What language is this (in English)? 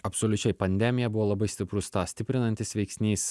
Lithuanian